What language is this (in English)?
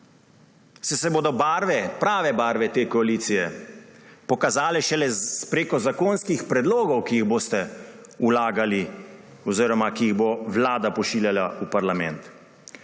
Slovenian